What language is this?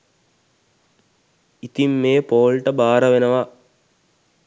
Sinhala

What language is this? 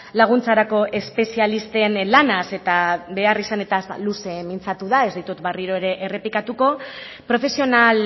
Basque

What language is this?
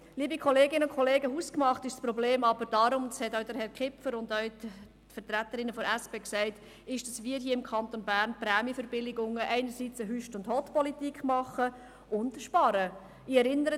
Swiss German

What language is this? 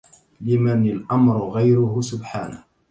Arabic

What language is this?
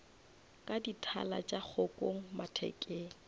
Northern Sotho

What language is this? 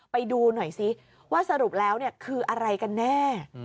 Thai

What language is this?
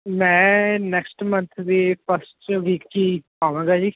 Punjabi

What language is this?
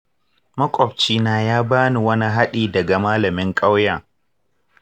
Hausa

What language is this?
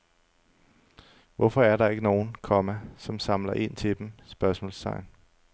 Danish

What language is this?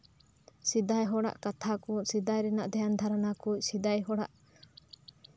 Santali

